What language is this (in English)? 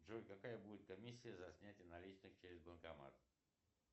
Russian